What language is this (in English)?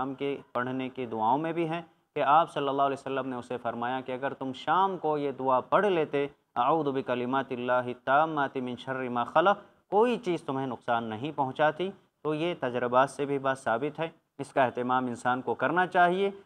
Arabic